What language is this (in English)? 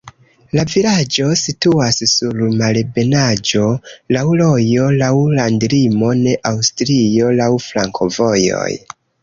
Esperanto